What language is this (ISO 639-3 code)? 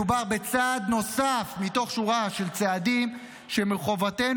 heb